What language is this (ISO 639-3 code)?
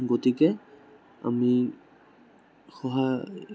asm